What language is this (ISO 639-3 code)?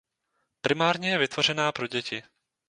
ces